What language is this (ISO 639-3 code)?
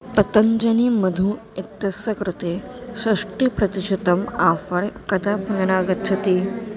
san